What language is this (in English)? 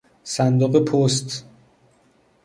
Persian